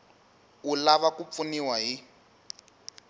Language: Tsonga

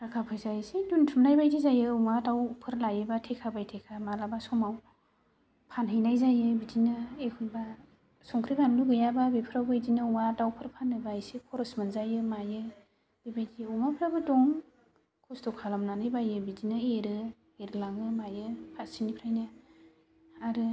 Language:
Bodo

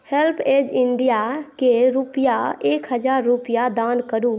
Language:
Maithili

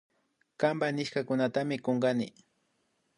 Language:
Imbabura Highland Quichua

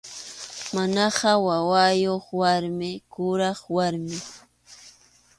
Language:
Arequipa-La Unión Quechua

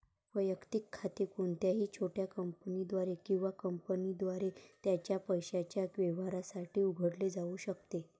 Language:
Marathi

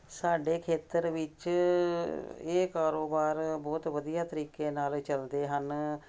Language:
Punjabi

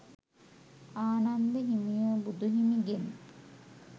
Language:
Sinhala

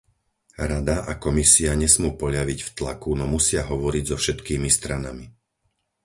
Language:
Slovak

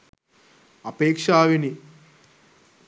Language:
Sinhala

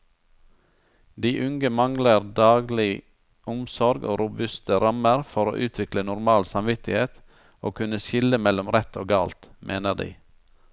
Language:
Norwegian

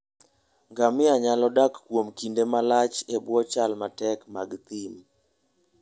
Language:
Luo (Kenya and Tanzania)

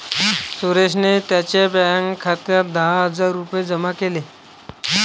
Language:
Marathi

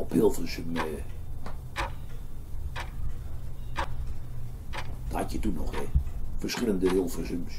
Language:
Dutch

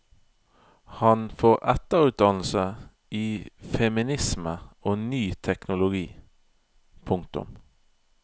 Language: Norwegian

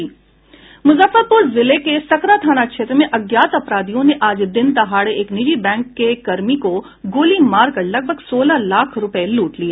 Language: Hindi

